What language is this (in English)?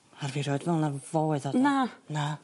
Welsh